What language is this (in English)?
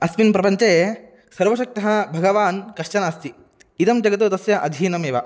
Sanskrit